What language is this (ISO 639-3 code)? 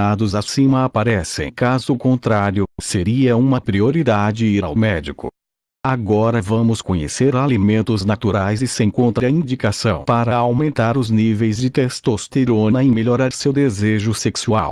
por